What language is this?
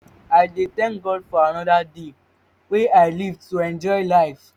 Nigerian Pidgin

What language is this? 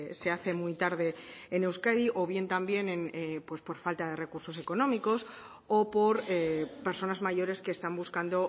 Spanish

